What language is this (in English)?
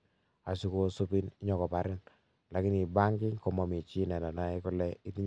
Kalenjin